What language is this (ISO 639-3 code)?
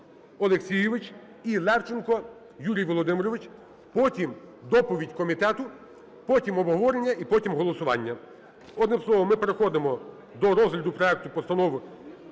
ukr